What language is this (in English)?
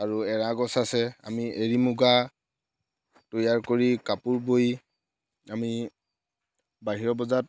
Assamese